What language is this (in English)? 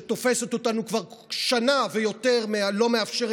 Hebrew